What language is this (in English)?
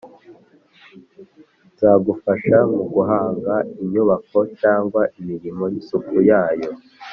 Kinyarwanda